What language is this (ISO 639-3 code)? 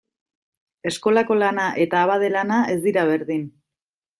eus